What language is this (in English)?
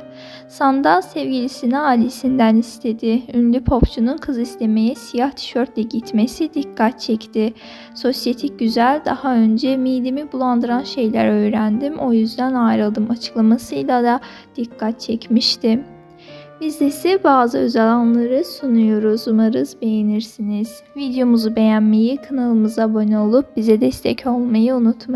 Turkish